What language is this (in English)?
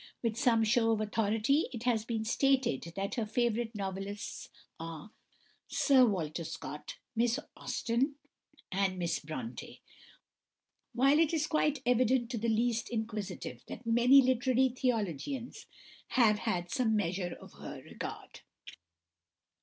English